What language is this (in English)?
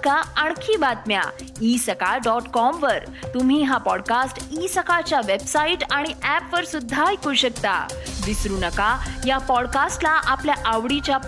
Marathi